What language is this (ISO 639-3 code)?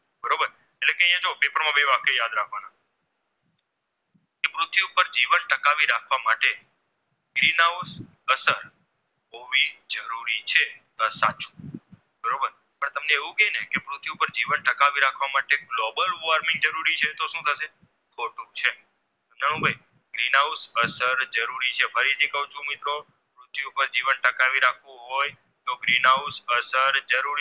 guj